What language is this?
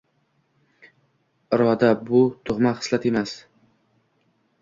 Uzbek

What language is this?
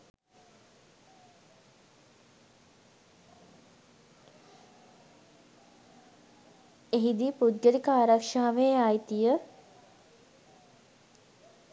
Sinhala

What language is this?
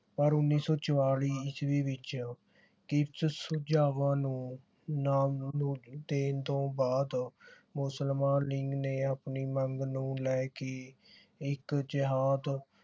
Punjabi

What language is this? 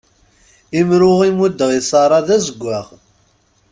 Kabyle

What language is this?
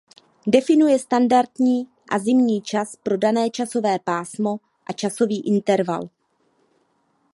Czech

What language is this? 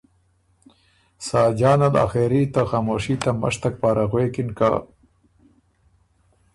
Ormuri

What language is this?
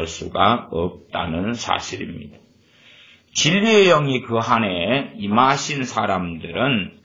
Korean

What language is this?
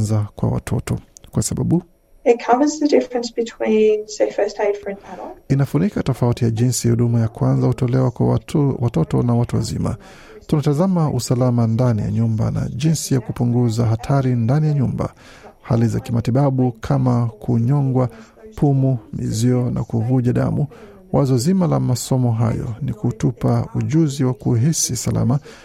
Swahili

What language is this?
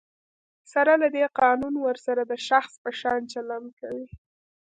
Pashto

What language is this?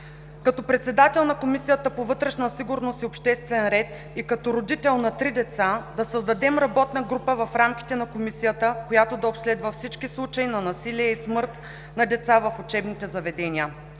Bulgarian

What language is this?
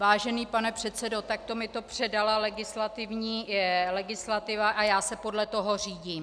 Czech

